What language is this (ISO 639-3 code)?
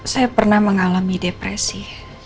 ind